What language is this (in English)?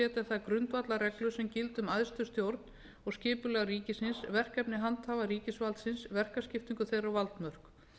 Icelandic